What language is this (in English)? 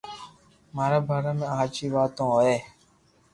Loarki